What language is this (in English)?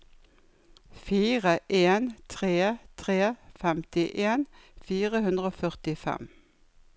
Norwegian